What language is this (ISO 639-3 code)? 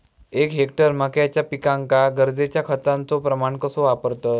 mar